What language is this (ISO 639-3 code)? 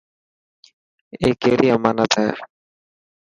mki